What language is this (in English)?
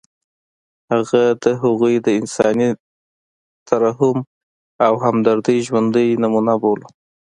Pashto